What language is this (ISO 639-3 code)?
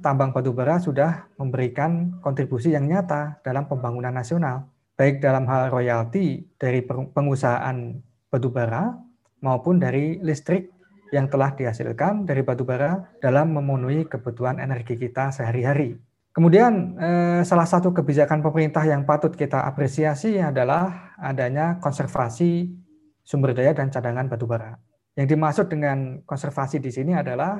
ind